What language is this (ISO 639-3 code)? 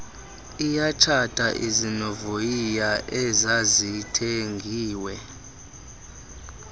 xho